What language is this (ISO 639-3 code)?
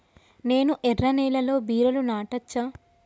tel